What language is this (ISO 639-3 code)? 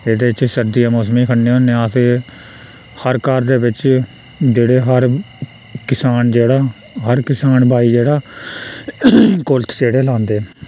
doi